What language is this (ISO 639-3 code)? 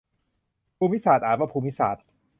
tha